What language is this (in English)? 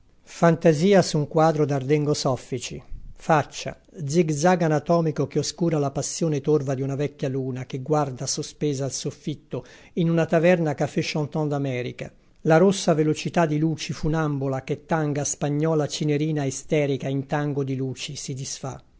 Italian